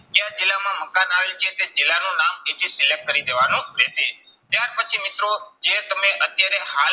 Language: Gujarati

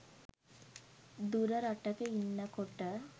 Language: Sinhala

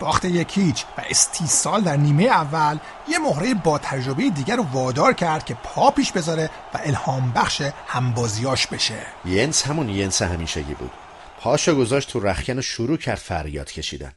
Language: Persian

